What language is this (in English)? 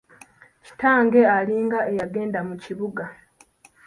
Ganda